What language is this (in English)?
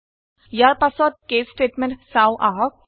Assamese